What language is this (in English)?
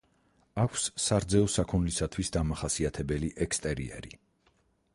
Georgian